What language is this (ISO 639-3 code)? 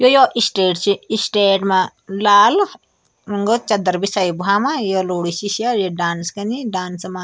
gbm